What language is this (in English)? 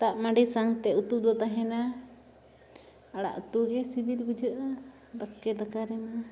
Santali